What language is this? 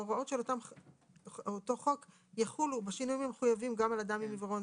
Hebrew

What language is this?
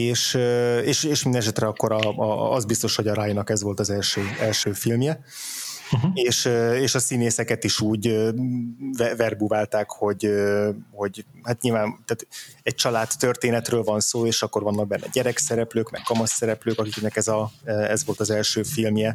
Hungarian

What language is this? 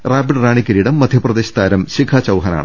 Malayalam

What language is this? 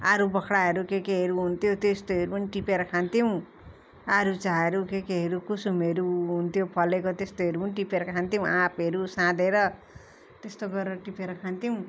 Nepali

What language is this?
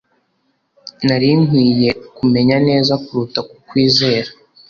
Kinyarwanda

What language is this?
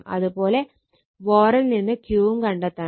Malayalam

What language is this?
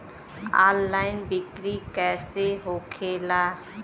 Bhojpuri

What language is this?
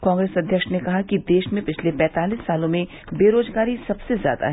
Hindi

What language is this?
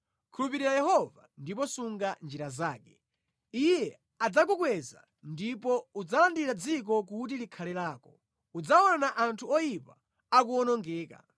Nyanja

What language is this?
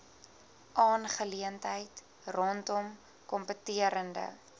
Afrikaans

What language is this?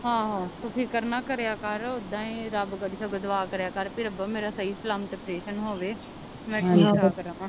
Punjabi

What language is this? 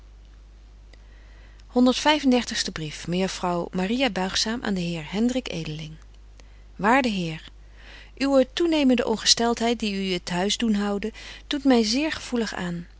Dutch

